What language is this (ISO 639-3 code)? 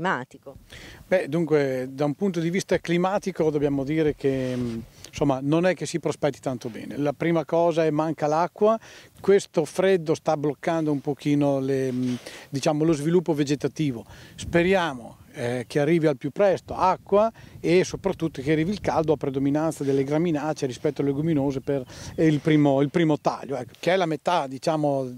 ita